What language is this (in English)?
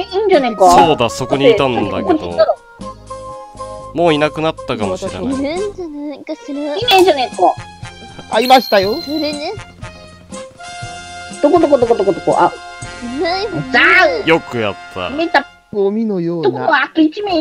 Japanese